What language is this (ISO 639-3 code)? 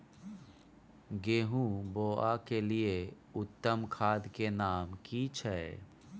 mai